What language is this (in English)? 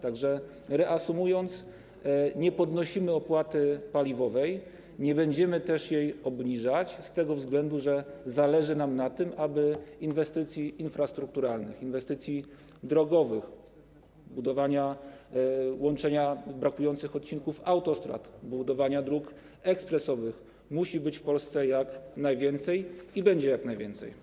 Polish